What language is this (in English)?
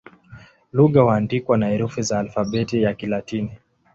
Swahili